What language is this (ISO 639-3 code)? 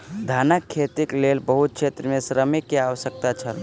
mai